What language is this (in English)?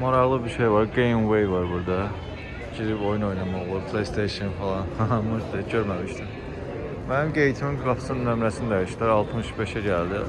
Turkish